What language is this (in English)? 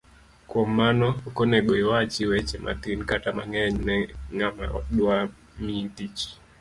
Luo (Kenya and Tanzania)